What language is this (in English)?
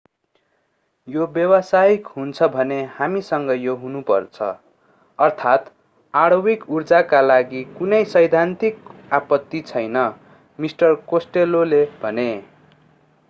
Nepali